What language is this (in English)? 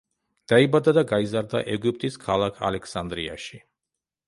Georgian